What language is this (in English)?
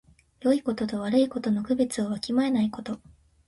Japanese